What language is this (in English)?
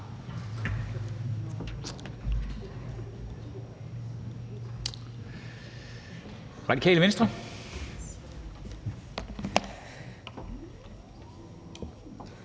Danish